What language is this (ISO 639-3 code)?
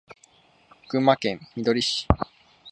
jpn